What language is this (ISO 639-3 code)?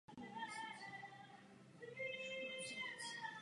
ces